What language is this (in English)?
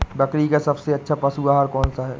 Hindi